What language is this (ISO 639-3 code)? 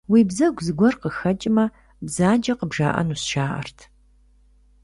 kbd